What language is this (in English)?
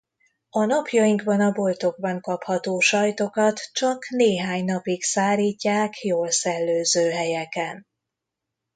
Hungarian